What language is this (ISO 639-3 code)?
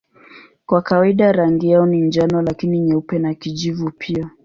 swa